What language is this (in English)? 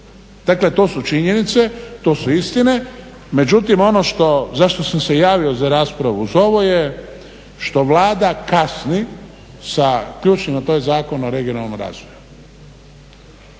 Croatian